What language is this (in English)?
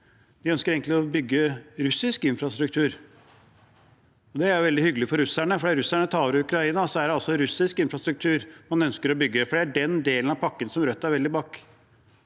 Norwegian